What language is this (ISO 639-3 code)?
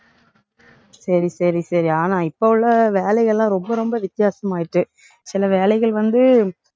tam